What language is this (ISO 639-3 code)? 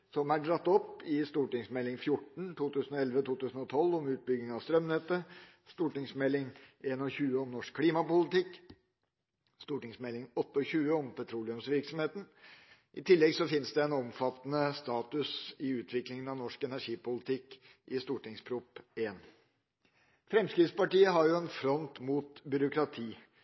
nob